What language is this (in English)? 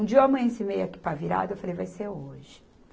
Portuguese